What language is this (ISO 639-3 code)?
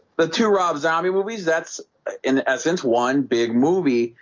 eng